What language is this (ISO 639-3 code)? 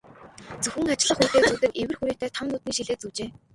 mon